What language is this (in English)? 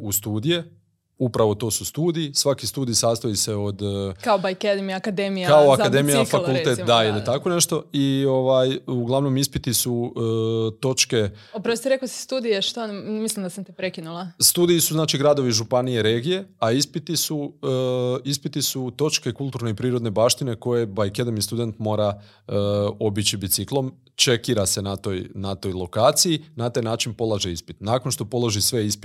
Croatian